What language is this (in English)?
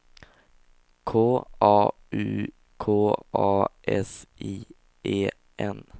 Swedish